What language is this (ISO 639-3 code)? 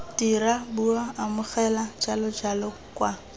tsn